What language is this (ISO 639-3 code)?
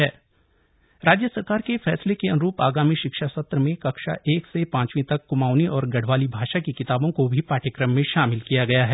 hin